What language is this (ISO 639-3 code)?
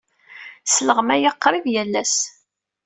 kab